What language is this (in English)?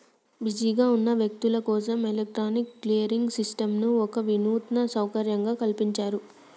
Telugu